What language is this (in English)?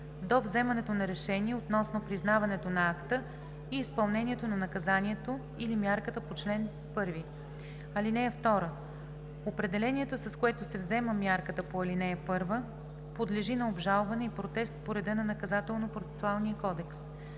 Bulgarian